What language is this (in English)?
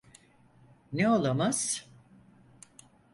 Turkish